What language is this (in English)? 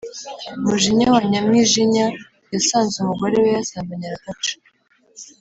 Kinyarwanda